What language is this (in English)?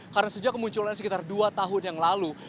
Indonesian